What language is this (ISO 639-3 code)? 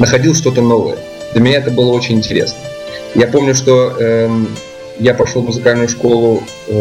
rus